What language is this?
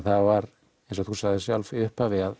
Icelandic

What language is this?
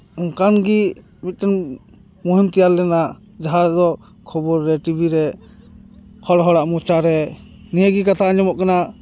Santali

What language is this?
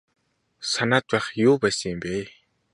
Mongolian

